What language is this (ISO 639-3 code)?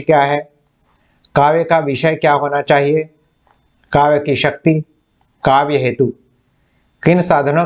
hin